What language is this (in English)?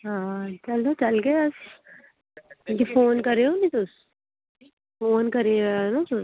Dogri